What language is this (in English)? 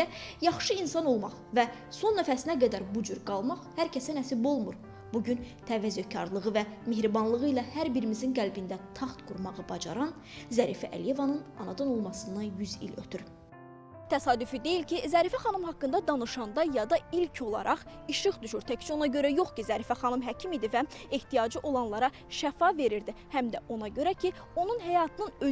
Turkish